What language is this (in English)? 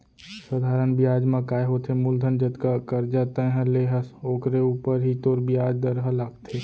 Chhattisgarhi